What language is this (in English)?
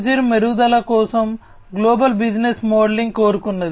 Telugu